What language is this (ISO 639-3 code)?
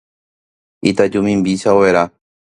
grn